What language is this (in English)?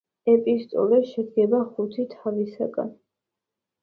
Georgian